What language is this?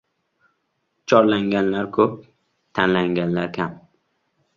Uzbek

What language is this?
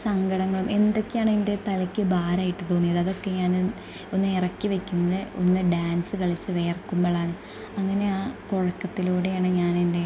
Malayalam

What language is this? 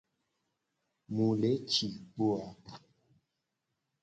Gen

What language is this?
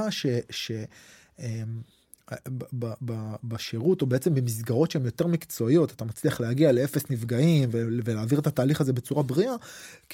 Hebrew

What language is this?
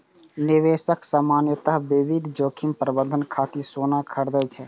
Maithili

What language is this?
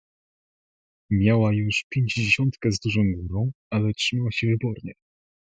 Polish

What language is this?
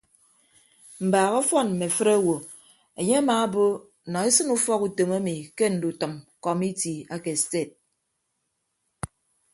Ibibio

